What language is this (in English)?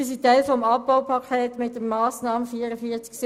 Swiss German